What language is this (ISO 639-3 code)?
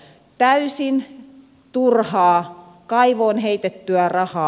fin